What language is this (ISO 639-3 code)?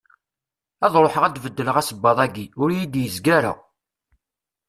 kab